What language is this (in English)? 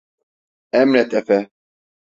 Turkish